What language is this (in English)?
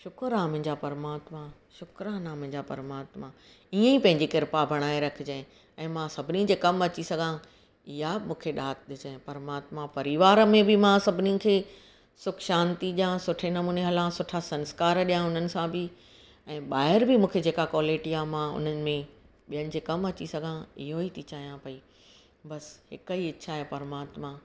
Sindhi